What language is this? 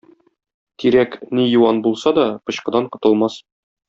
Tatar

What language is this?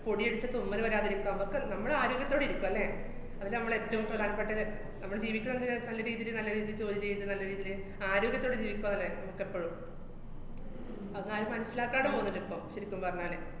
Malayalam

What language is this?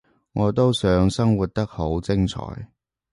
Cantonese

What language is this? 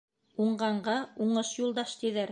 Bashkir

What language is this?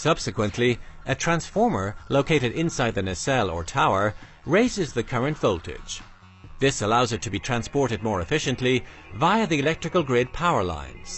English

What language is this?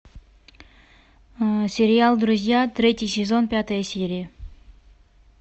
Russian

